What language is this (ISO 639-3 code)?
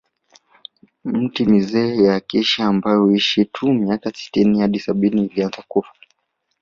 swa